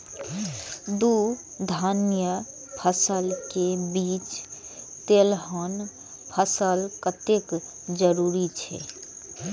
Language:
Maithili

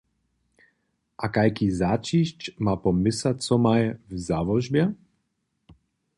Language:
Upper Sorbian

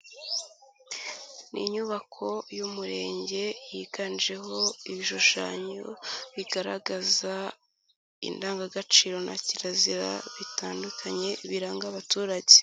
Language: Kinyarwanda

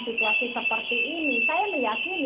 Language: Indonesian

